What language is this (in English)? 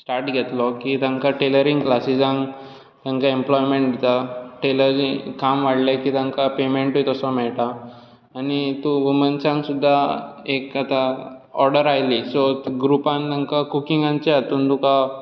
Konkani